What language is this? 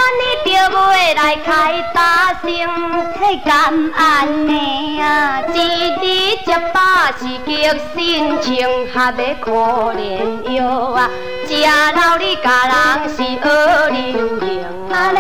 Chinese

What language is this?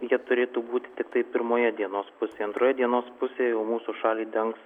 Lithuanian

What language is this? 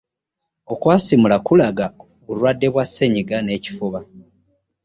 Ganda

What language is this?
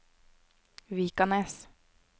Norwegian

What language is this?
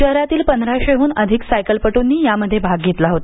Marathi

